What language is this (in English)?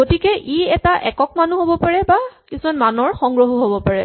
Assamese